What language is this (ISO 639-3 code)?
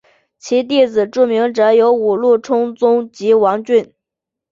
zho